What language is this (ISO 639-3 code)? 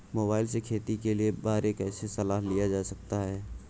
hin